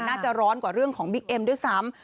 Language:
Thai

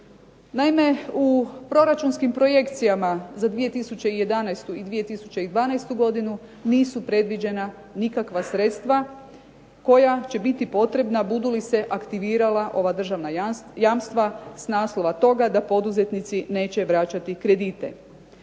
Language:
Croatian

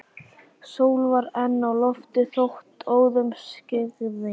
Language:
Icelandic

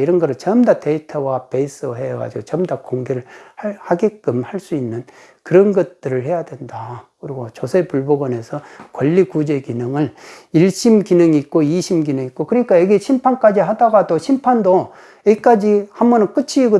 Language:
Korean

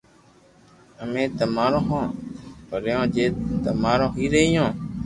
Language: Loarki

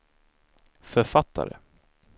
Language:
Swedish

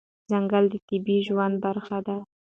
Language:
Pashto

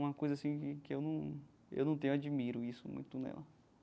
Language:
Portuguese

